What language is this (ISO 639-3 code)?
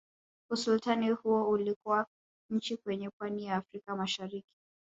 swa